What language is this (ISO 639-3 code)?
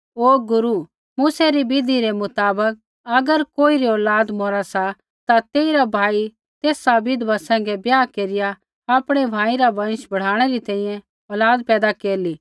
kfx